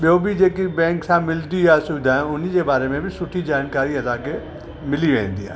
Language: Sindhi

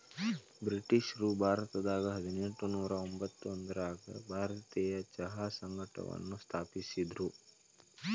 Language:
Kannada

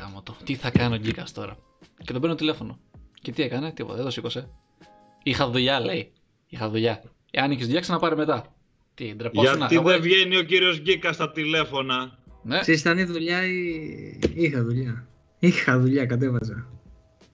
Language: Greek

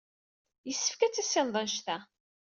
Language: Kabyle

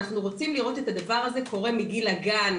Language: Hebrew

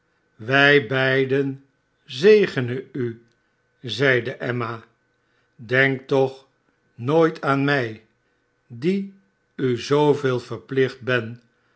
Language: Dutch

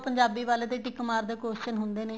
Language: Punjabi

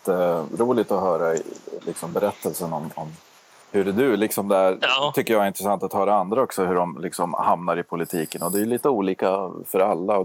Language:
Swedish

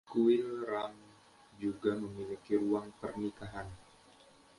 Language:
Indonesian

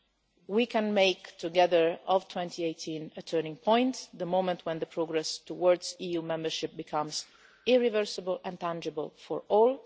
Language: English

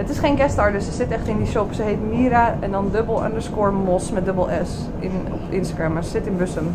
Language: Dutch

